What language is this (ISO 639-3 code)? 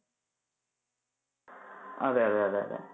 mal